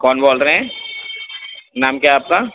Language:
Urdu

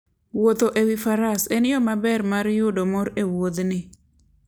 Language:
Luo (Kenya and Tanzania)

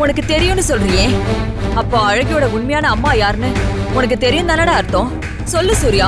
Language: Indonesian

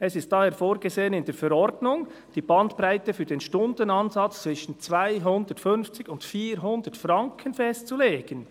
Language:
Swiss German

